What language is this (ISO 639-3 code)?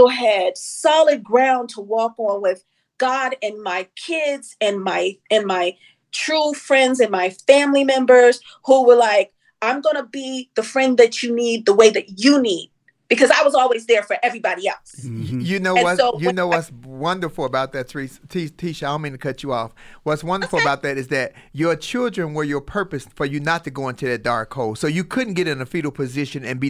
eng